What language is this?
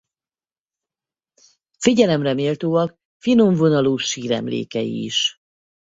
Hungarian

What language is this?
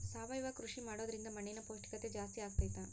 Kannada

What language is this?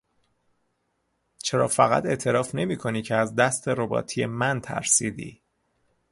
Persian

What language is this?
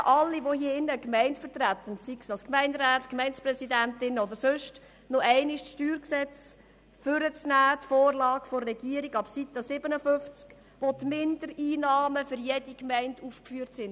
Swiss German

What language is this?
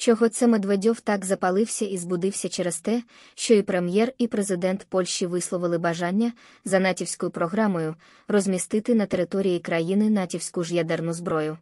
Ukrainian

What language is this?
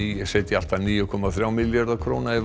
Icelandic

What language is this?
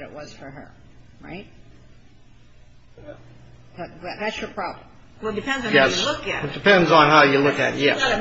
English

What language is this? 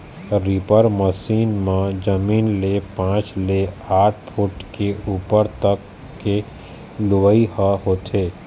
Chhattisgarhi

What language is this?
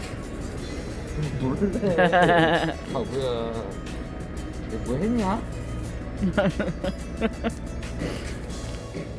Korean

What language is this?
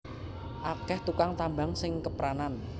Javanese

